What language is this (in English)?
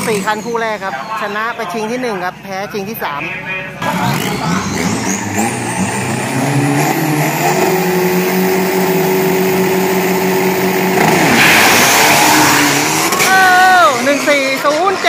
Thai